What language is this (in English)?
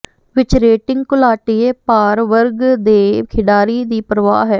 Punjabi